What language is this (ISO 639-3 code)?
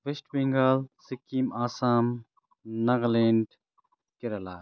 nep